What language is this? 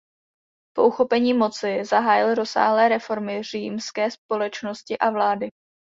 Czech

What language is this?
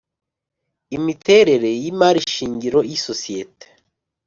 Kinyarwanda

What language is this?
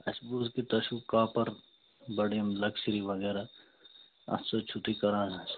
Kashmiri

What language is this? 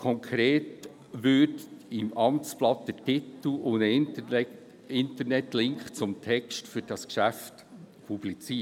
Swiss German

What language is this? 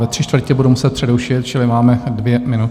Czech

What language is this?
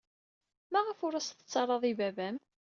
Kabyle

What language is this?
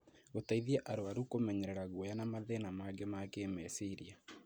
Kikuyu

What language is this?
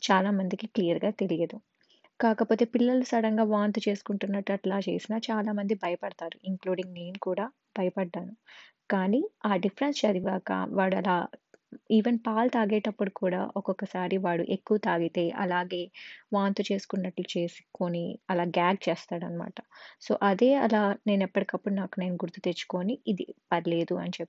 Telugu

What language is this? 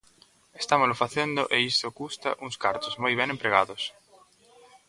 Galician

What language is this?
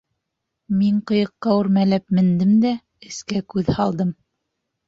Bashkir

